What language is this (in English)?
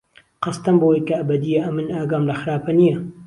Central Kurdish